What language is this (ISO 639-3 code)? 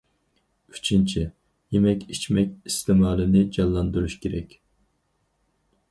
uig